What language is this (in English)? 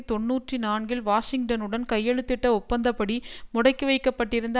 Tamil